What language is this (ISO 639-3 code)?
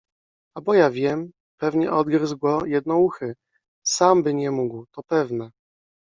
pol